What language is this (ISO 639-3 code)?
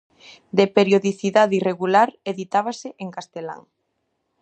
glg